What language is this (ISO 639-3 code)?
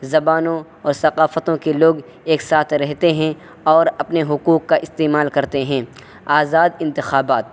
urd